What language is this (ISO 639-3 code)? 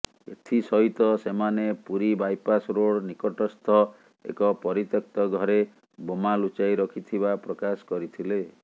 ori